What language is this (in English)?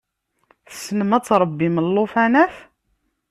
Kabyle